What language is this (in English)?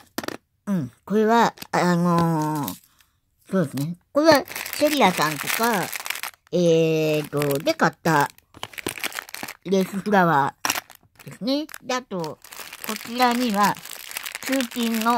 Japanese